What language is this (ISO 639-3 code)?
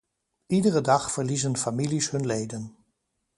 nld